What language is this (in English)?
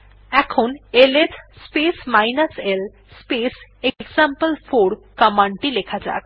Bangla